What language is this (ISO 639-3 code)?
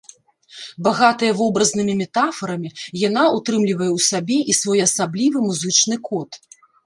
bel